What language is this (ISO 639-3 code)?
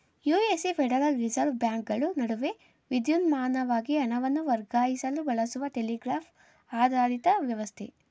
kan